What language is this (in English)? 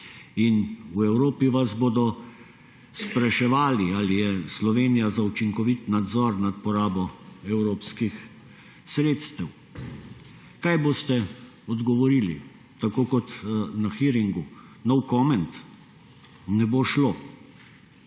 Slovenian